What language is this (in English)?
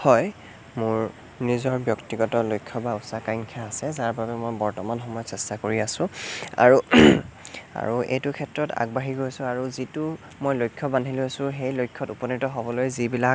Assamese